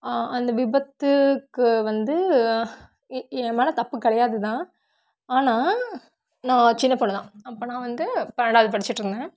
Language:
Tamil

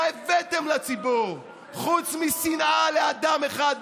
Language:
Hebrew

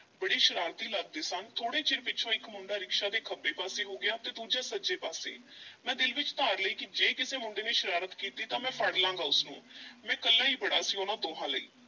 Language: Punjabi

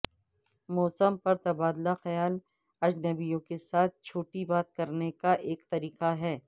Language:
Urdu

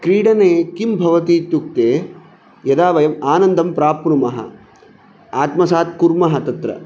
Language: Sanskrit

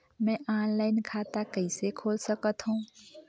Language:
Chhattisgarhi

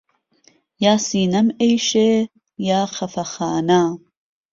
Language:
Central Kurdish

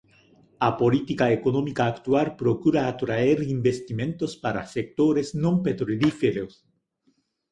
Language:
Galician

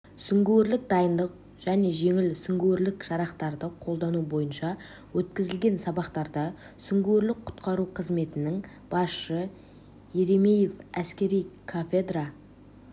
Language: Kazakh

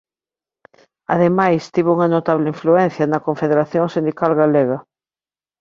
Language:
Galician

